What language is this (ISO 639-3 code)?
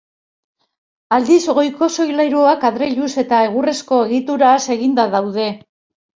eus